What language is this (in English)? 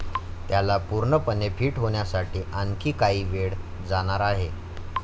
Marathi